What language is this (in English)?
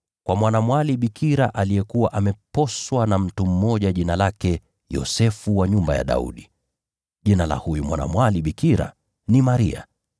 Swahili